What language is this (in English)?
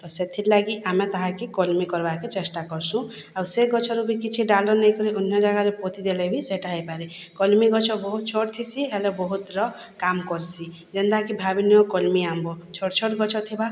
Odia